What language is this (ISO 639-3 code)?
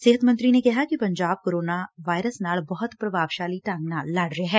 pan